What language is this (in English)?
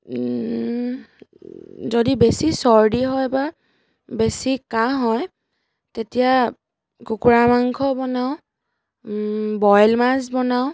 Assamese